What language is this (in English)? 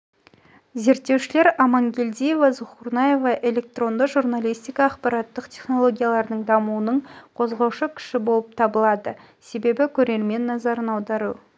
Kazakh